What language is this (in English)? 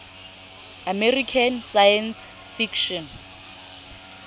Southern Sotho